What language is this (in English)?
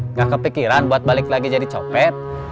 Indonesian